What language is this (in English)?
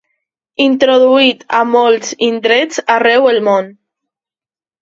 Catalan